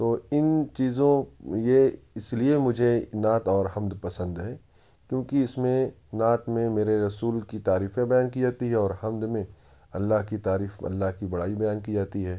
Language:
Urdu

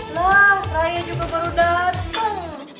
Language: Indonesian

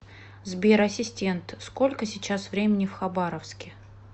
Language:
Russian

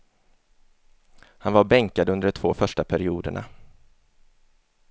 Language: Swedish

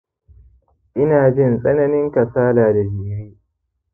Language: Hausa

